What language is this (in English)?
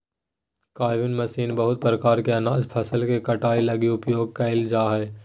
Magahi